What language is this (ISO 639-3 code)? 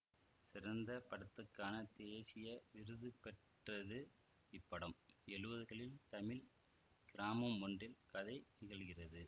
tam